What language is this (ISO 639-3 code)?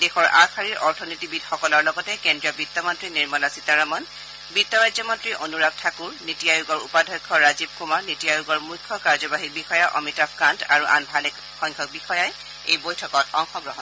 asm